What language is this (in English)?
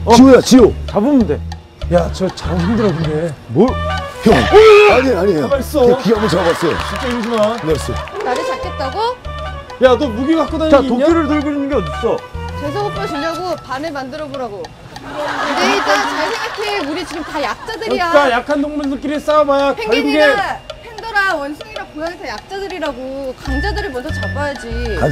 Korean